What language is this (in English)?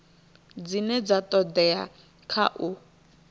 Venda